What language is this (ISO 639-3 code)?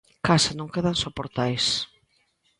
glg